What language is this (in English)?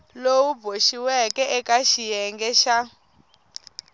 Tsonga